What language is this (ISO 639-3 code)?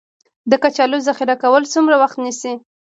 pus